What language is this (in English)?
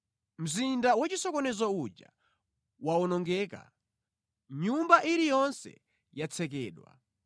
Nyanja